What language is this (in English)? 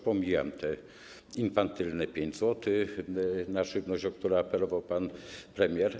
Polish